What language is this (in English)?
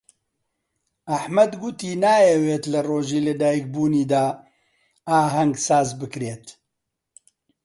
Central Kurdish